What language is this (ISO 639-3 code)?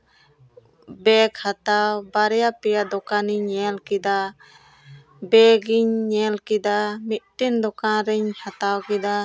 sat